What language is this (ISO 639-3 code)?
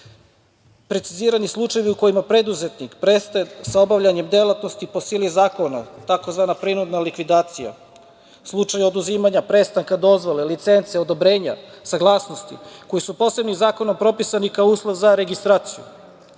srp